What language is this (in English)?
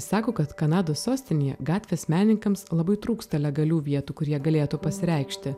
Lithuanian